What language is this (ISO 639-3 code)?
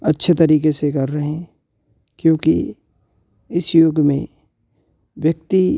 hin